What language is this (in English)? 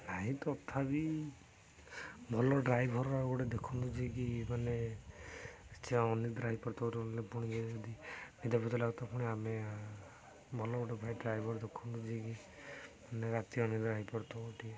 Odia